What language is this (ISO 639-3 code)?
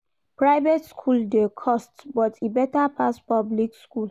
pcm